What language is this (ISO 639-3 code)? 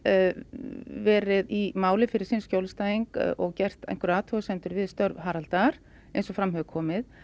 isl